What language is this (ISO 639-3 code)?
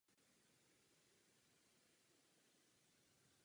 ces